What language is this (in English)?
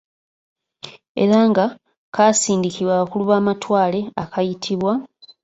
Ganda